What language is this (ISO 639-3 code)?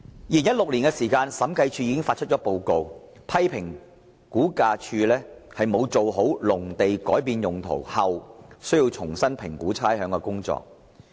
yue